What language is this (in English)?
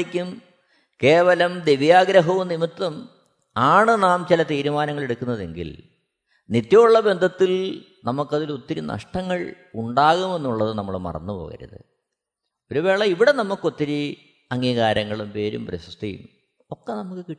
Malayalam